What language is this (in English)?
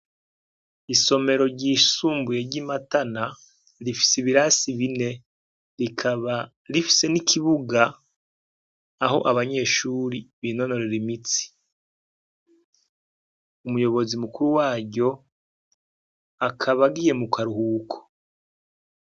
Rundi